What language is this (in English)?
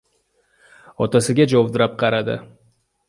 Uzbek